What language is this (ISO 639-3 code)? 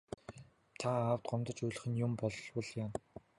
mon